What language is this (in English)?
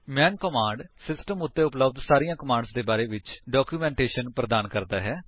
Punjabi